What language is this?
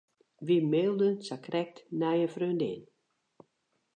Western Frisian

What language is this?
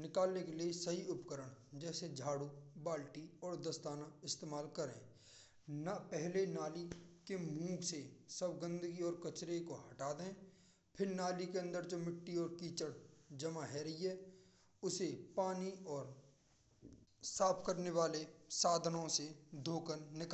Braj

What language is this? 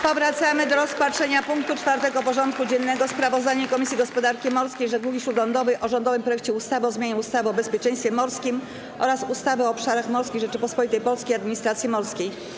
Polish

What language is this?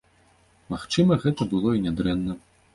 Belarusian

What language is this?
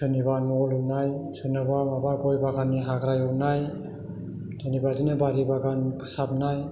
Bodo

